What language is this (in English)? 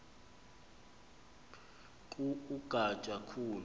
Xhosa